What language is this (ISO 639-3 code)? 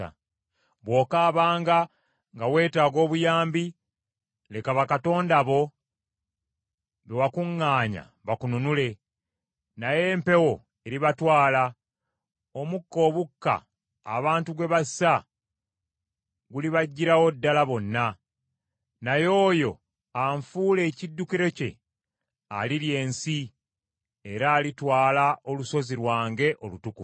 lug